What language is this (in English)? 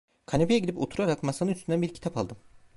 Turkish